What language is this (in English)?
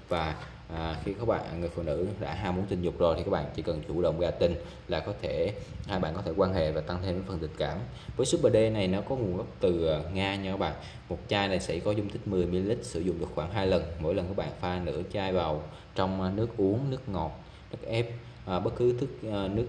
Vietnamese